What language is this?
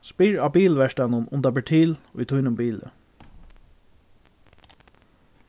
Faroese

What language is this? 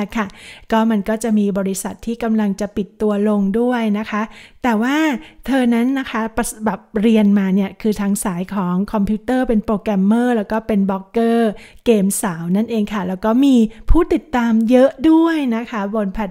Thai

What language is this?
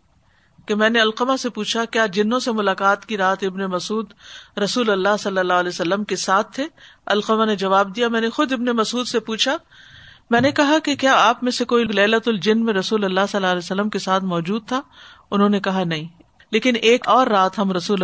Urdu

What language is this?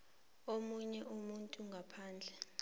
South Ndebele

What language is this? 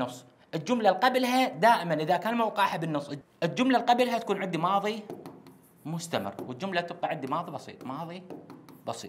Arabic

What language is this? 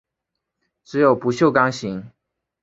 Chinese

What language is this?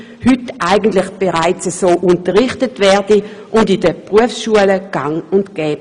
Swiss German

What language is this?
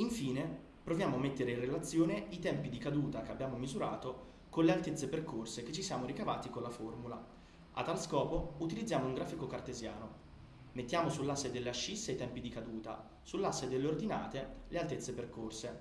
Italian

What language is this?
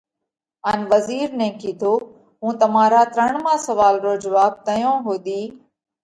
Parkari Koli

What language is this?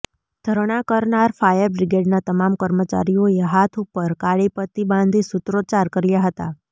Gujarati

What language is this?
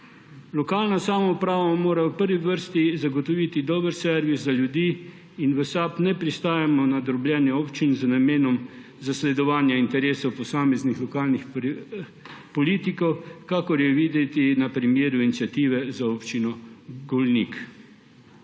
Slovenian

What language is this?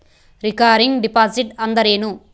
Kannada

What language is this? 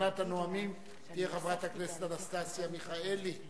Hebrew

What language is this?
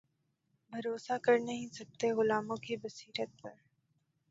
Urdu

